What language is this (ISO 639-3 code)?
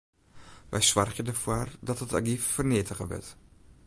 fry